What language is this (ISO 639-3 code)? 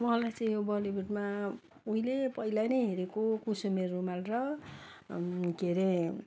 nep